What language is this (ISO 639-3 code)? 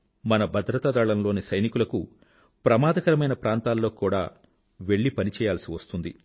tel